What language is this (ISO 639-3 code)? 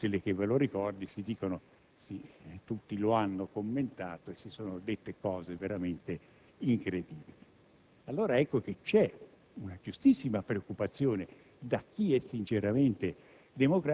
ita